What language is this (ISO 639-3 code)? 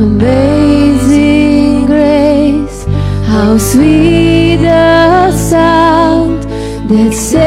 ces